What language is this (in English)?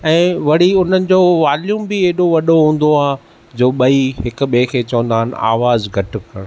Sindhi